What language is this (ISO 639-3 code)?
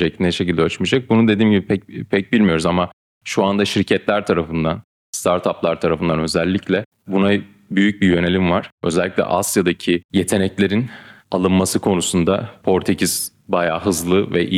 tur